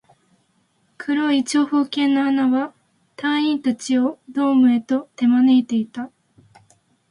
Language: Japanese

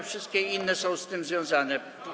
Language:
Polish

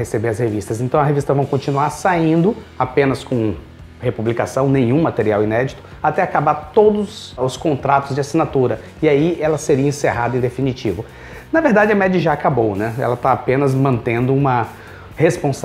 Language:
Portuguese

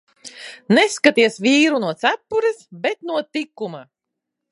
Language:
Latvian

